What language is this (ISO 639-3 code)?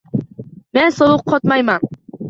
uzb